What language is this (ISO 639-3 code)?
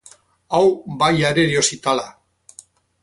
eus